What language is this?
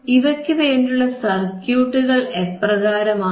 Malayalam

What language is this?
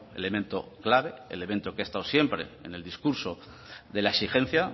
Spanish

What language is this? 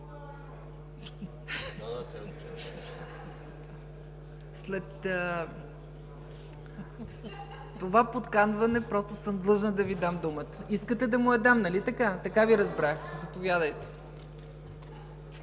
Bulgarian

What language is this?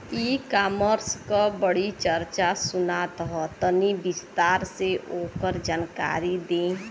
Bhojpuri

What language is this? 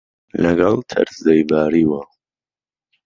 Central Kurdish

